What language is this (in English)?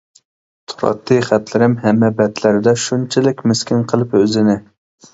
Uyghur